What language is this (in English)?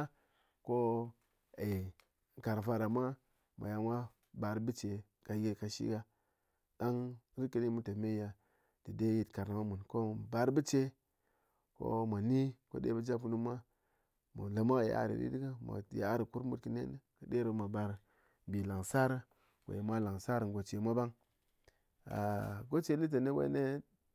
Ngas